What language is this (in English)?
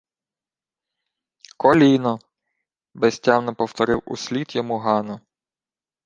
Ukrainian